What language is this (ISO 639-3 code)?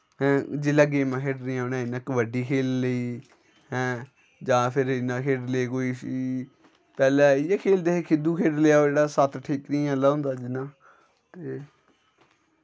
doi